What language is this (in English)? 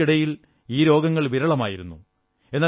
Malayalam